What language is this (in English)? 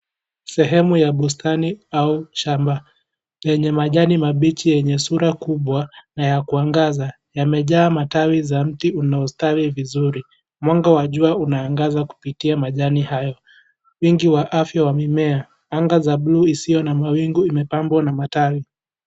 Swahili